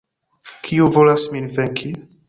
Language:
Esperanto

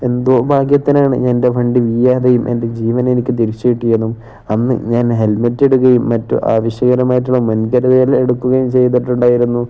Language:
Malayalam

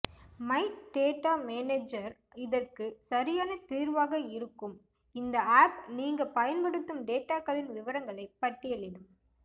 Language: Tamil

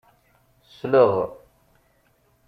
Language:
Kabyle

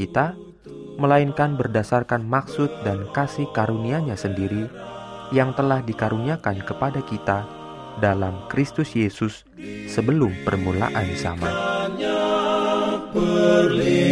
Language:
Indonesian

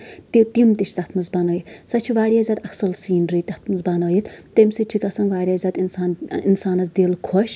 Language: Kashmiri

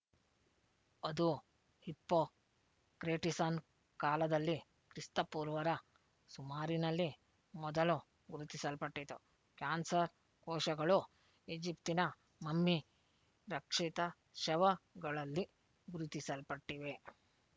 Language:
Kannada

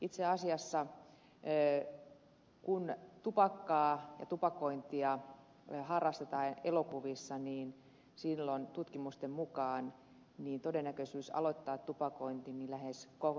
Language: Finnish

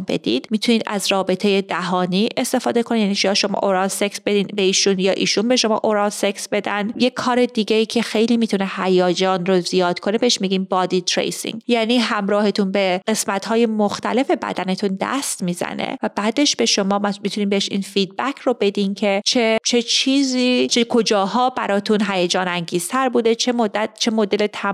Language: Persian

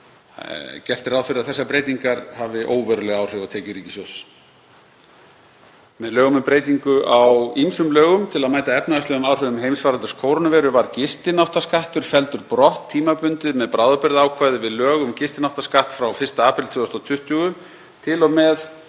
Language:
Icelandic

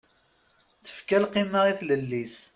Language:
Kabyle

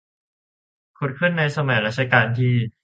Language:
Thai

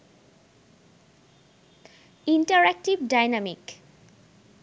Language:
Bangla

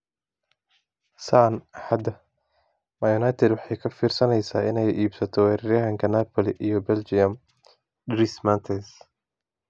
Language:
Somali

